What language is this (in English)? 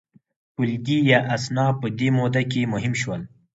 Pashto